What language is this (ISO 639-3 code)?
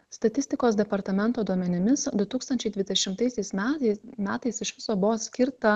lit